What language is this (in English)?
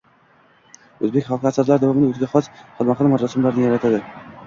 Uzbek